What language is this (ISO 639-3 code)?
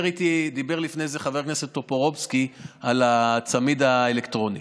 heb